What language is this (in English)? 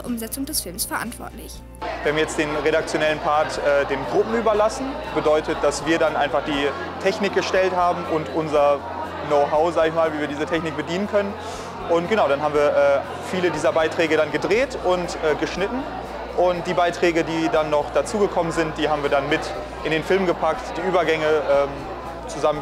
German